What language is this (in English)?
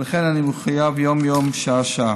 Hebrew